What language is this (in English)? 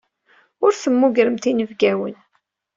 Kabyle